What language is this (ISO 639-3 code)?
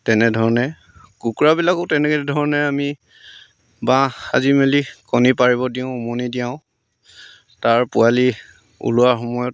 asm